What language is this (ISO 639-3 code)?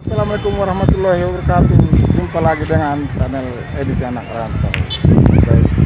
ind